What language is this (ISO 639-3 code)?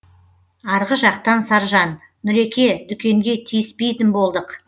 kaz